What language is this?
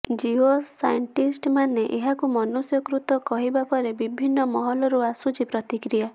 Odia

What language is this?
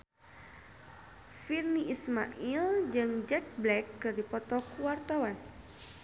Sundanese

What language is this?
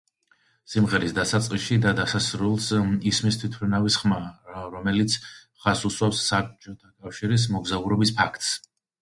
Georgian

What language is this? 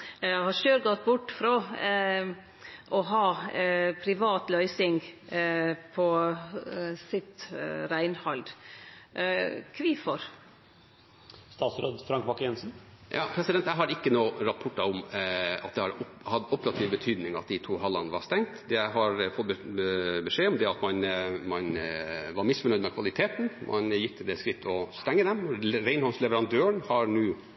Norwegian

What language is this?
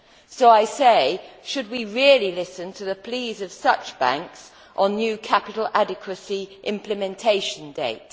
English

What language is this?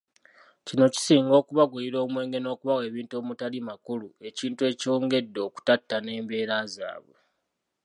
Ganda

